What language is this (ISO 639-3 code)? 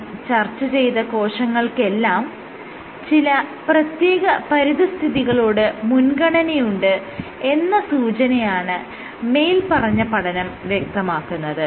mal